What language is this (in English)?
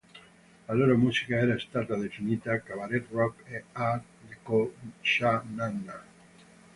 Italian